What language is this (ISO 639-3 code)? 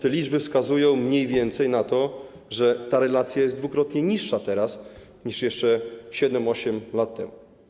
pol